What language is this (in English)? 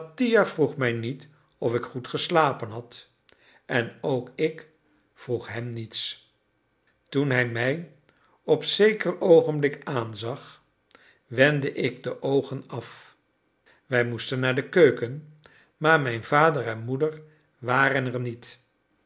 Dutch